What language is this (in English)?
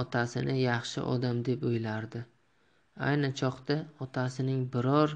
Turkish